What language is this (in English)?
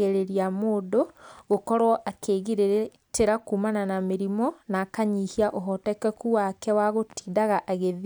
Kikuyu